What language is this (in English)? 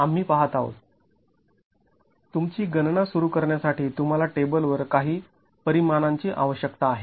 Marathi